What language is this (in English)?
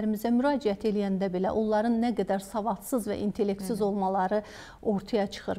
Turkish